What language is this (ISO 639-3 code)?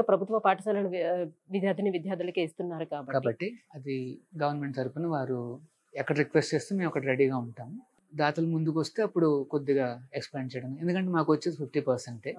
tel